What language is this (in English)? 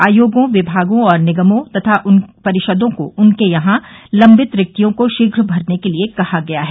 Hindi